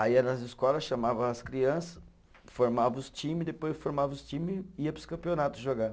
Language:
Portuguese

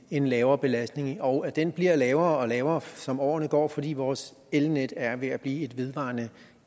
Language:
Danish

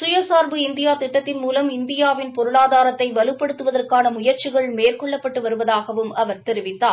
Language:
Tamil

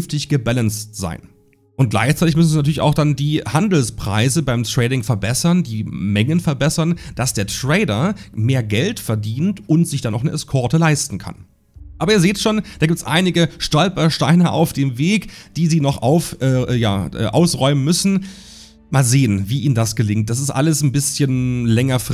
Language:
German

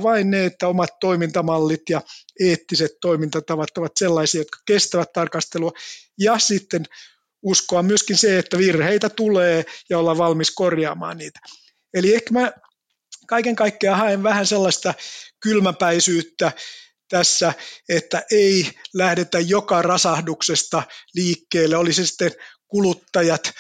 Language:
Finnish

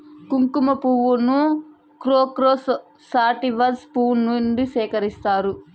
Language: Telugu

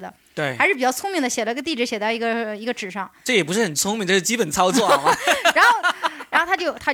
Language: Chinese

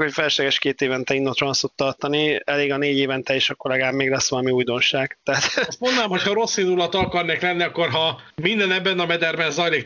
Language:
Hungarian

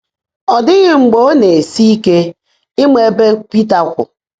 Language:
Igbo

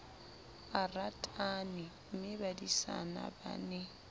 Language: Southern Sotho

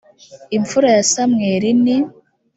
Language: Kinyarwanda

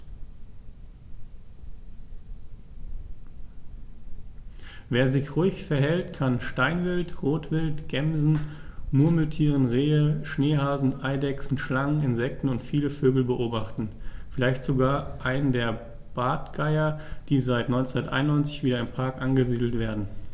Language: German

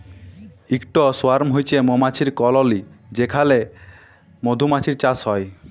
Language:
Bangla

